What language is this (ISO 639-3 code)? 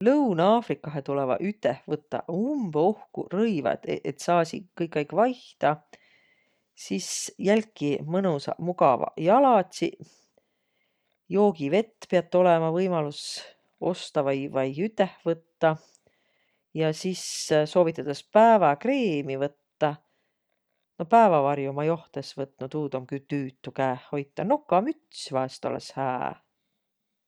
vro